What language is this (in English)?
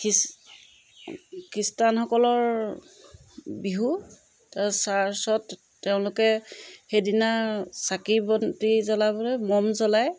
Assamese